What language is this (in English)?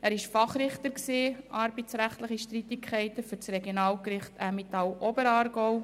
Swiss German